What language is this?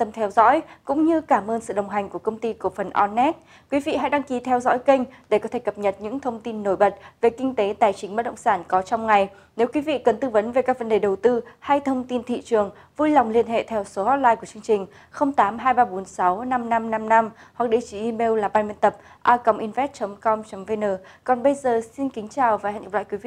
Vietnamese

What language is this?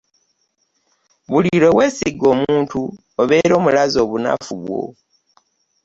Ganda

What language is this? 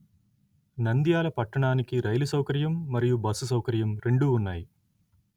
Telugu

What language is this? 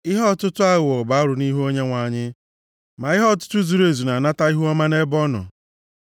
Igbo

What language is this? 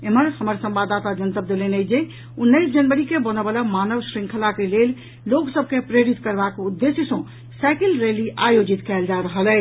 Maithili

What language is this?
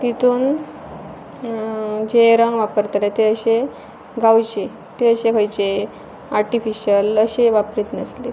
Konkani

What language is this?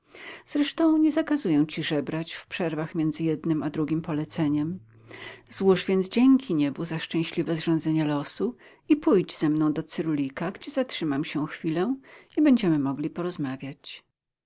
Polish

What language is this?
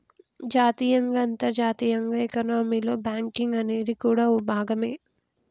Telugu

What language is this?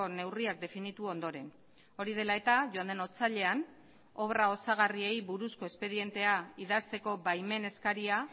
Basque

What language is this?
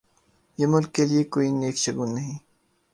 Urdu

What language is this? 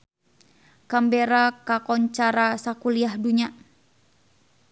Sundanese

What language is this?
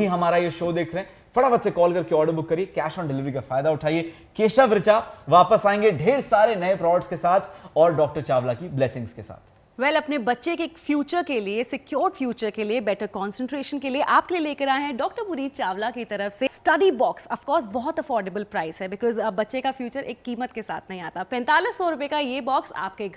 Hindi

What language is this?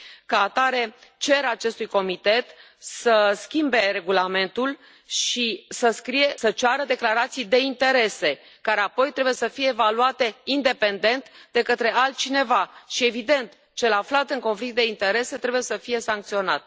Romanian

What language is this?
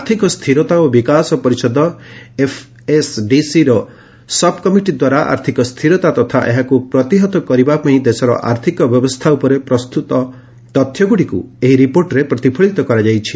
Odia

